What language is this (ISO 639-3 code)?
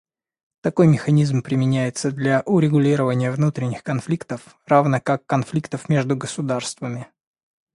rus